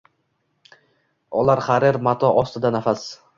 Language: Uzbek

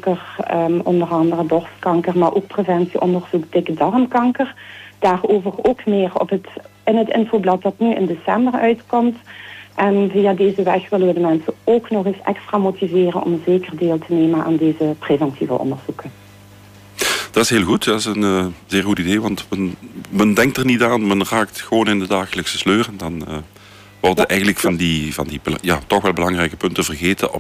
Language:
Dutch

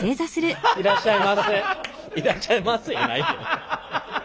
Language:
Japanese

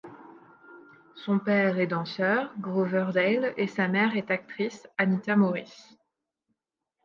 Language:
French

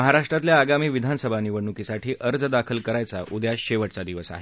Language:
Marathi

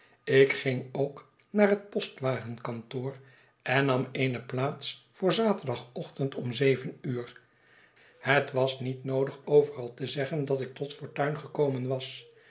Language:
Dutch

